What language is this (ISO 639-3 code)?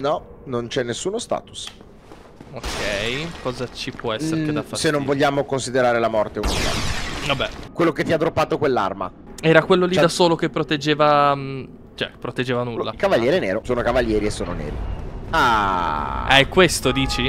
ita